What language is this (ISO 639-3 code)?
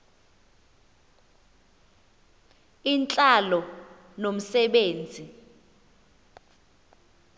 xho